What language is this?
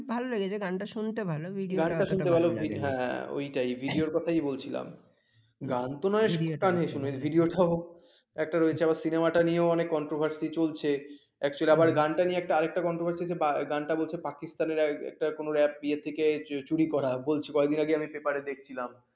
Bangla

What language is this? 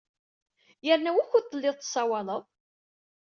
Kabyle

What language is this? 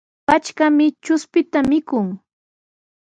Sihuas Ancash Quechua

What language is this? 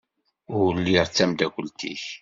Kabyle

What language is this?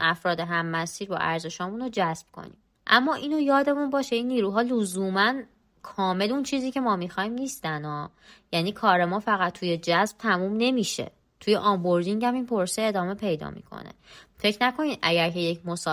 Persian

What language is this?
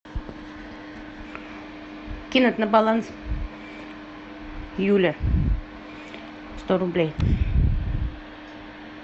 Russian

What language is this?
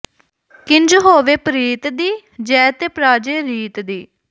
Punjabi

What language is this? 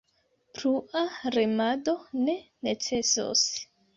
Esperanto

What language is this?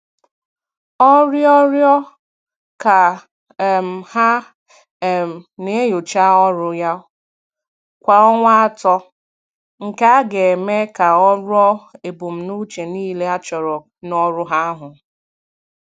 Igbo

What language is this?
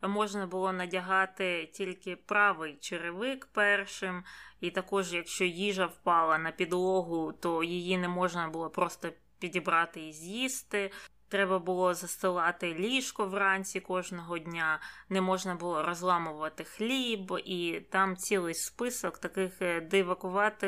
Ukrainian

